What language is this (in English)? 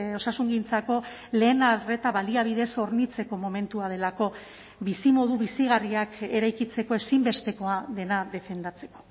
Basque